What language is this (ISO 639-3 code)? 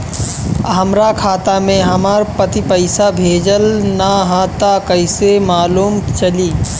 bho